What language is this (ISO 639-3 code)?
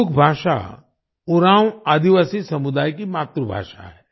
hin